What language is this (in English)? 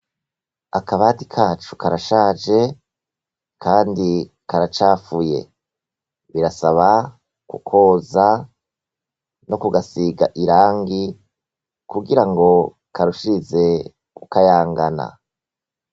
Rundi